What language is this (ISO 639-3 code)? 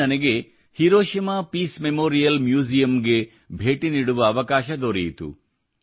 kan